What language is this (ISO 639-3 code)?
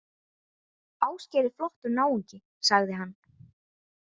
isl